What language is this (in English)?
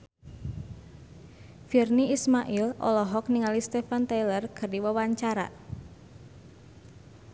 Sundanese